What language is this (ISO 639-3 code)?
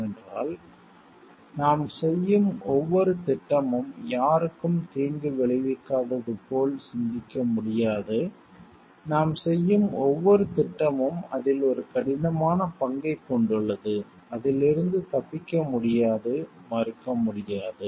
tam